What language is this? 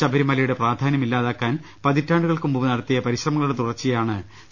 Malayalam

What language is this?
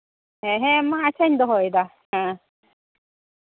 Santali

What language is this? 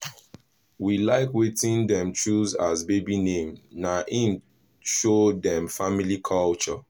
Nigerian Pidgin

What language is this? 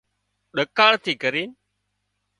Wadiyara Koli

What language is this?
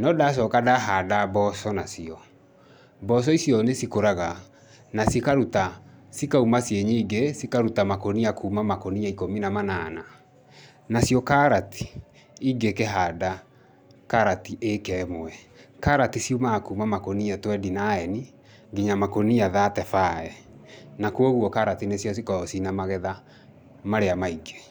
Kikuyu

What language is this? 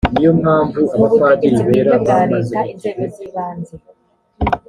Kinyarwanda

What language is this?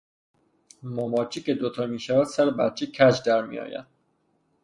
Persian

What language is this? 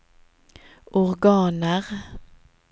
Norwegian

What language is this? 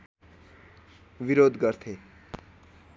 Nepali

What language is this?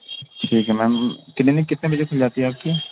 Urdu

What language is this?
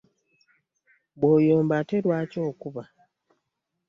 Ganda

